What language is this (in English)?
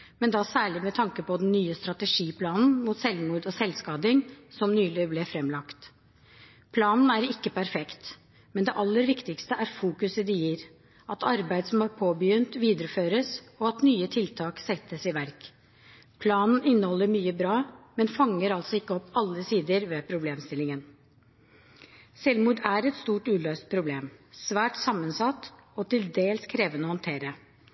Norwegian Bokmål